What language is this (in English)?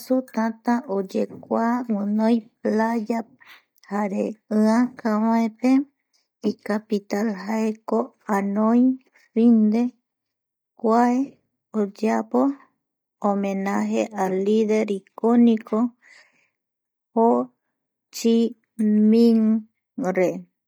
Eastern Bolivian Guaraní